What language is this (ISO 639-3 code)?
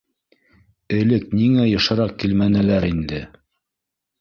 bak